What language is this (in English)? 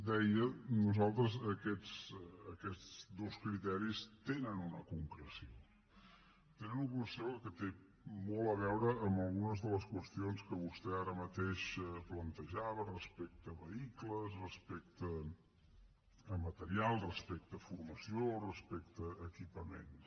Catalan